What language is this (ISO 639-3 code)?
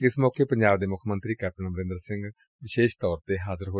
pan